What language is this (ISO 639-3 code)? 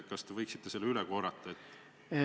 est